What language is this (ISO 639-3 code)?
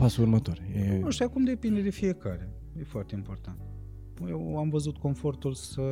ron